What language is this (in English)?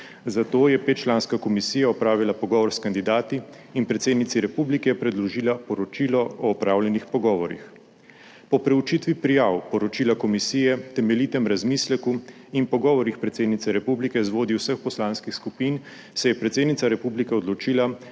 Slovenian